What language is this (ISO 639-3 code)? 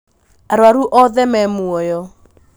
kik